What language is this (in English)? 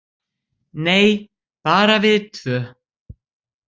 Icelandic